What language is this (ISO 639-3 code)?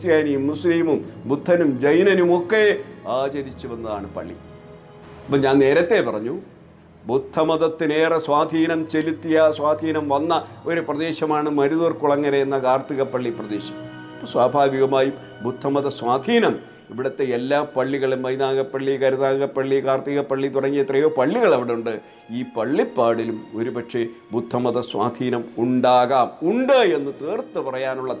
mal